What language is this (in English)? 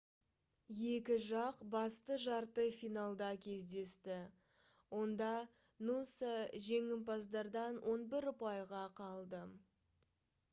Kazakh